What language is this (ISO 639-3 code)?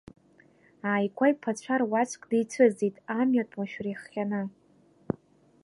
abk